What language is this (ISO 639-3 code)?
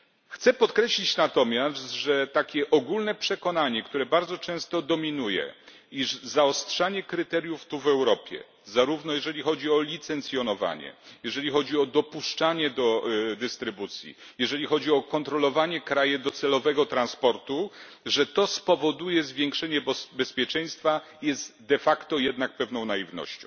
pol